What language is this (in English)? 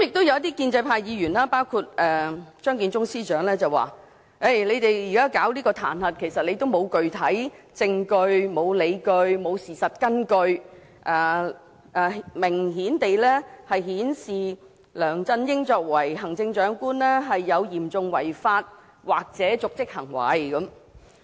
Cantonese